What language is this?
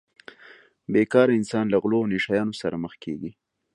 Pashto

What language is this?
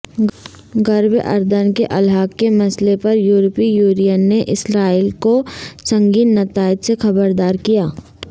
Urdu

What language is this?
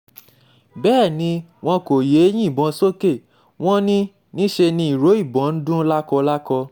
Yoruba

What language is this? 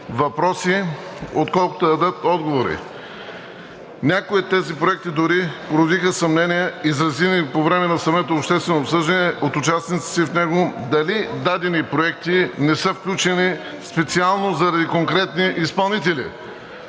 Bulgarian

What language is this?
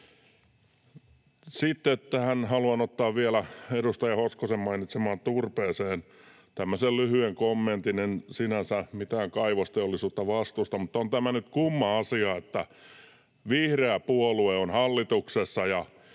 Finnish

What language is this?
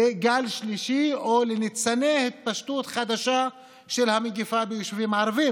Hebrew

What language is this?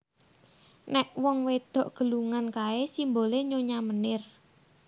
Javanese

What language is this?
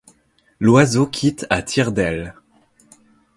French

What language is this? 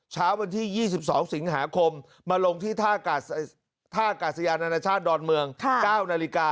Thai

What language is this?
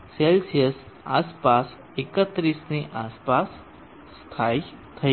Gujarati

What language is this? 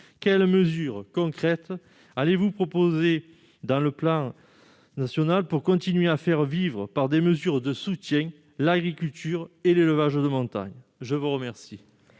French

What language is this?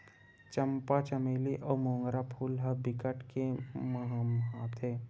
Chhattisgarhi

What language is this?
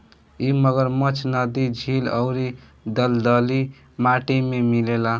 Bhojpuri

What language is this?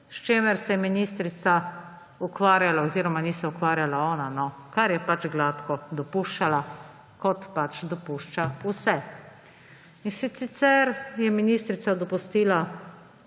Slovenian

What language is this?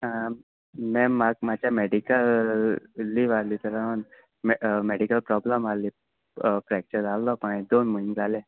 Konkani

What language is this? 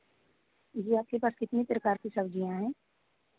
Hindi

